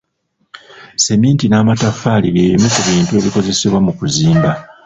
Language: Ganda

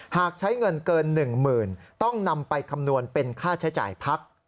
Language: Thai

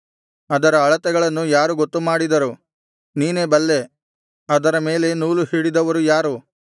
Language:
Kannada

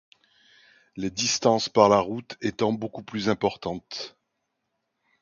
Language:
French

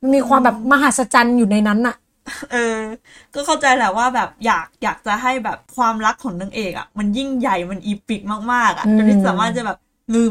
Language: Thai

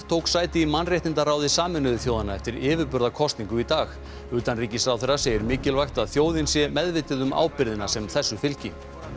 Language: Icelandic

